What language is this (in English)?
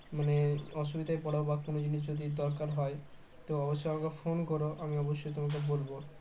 Bangla